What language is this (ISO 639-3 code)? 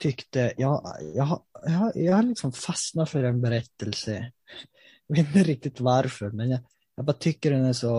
swe